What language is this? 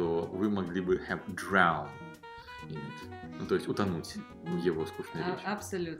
Russian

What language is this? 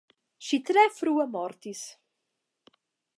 Esperanto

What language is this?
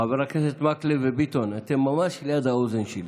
Hebrew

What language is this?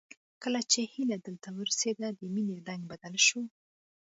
Pashto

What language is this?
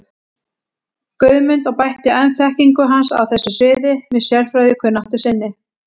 Icelandic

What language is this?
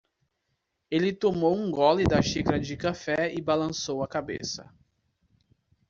Portuguese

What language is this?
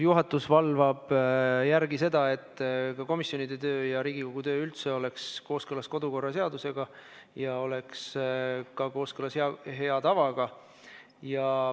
Estonian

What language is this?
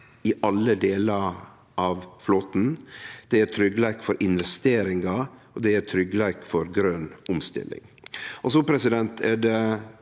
Norwegian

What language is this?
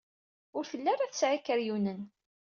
Kabyle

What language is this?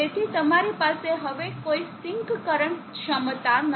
Gujarati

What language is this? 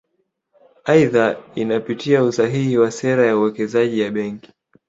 Swahili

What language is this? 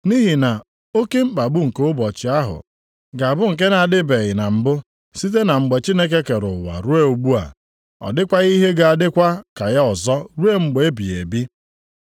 Igbo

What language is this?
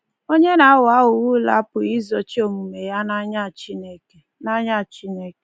Igbo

